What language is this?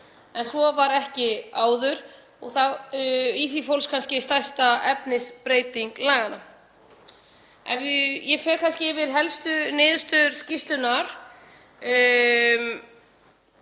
Icelandic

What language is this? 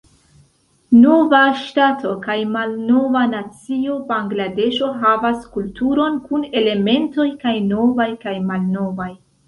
Esperanto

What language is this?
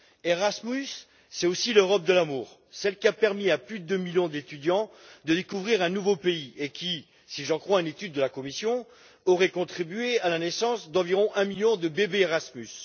French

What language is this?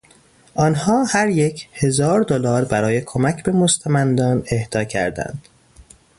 Persian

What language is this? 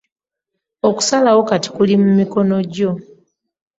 Ganda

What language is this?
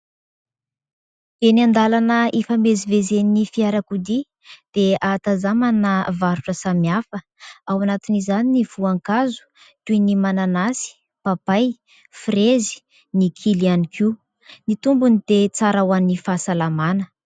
Malagasy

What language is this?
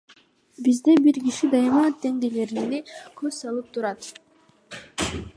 Kyrgyz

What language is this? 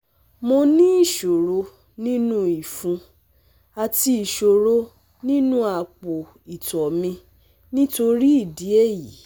Yoruba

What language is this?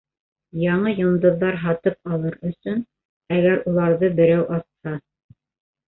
Bashkir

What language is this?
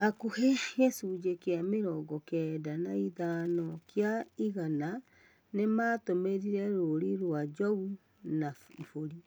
Kikuyu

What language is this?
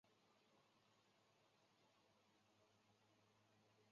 Chinese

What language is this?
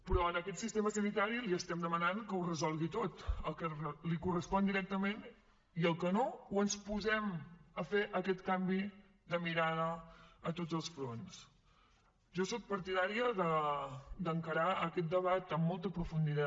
Catalan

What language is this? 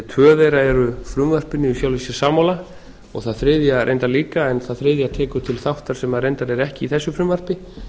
Icelandic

